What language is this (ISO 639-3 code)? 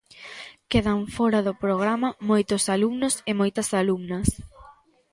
glg